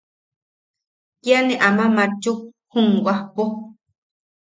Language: Yaqui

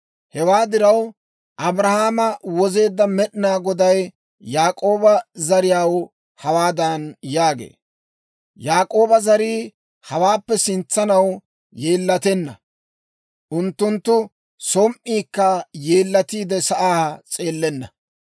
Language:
Dawro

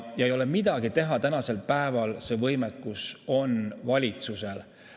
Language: Estonian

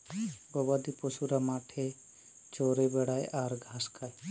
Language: Bangla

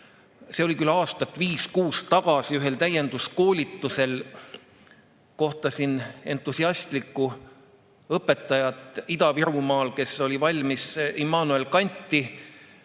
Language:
Estonian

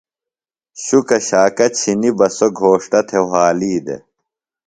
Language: Phalura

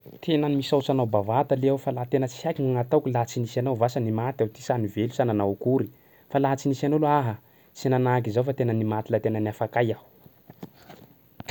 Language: Sakalava Malagasy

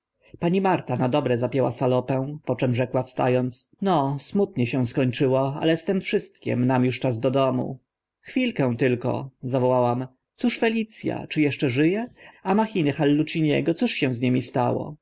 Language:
Polish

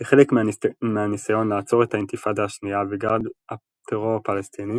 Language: Hebrew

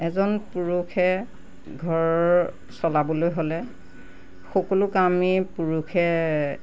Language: Assamese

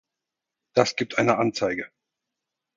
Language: German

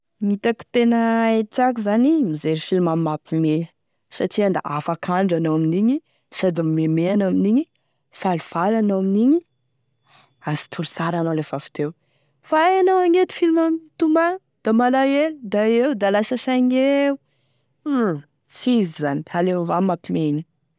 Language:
Tesaka Malagasy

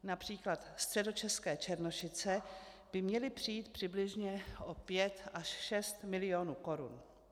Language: Czech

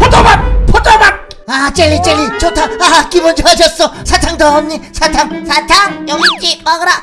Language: Korean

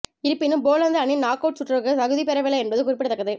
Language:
Tamil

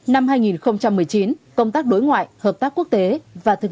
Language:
Vietnamese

